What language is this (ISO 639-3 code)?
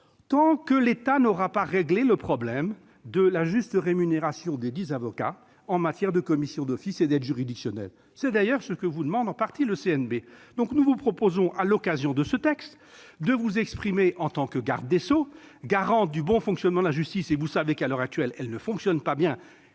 fra